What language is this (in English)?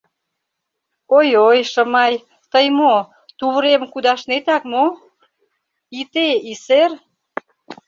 Mari